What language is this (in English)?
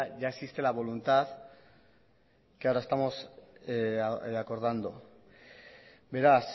Spanish